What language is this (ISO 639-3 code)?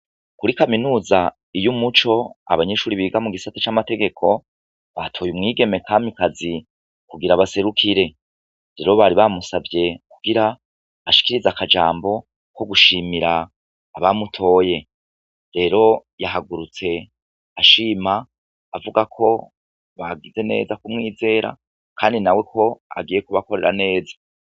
run